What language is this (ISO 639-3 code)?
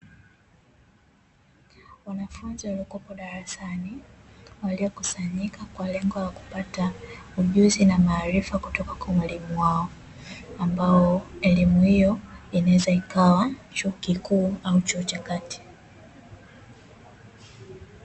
swa